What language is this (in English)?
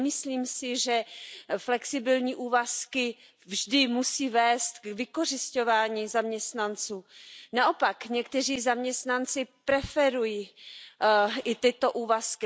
Czech